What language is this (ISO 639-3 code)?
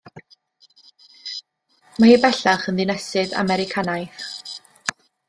cym